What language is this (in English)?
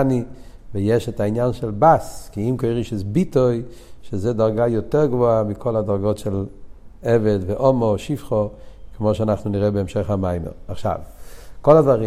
Hebrew